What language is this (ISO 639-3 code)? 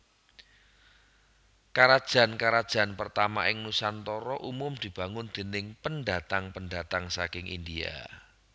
jav